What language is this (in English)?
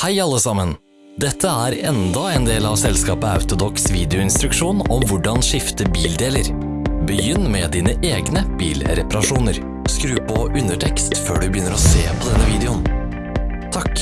Norwegian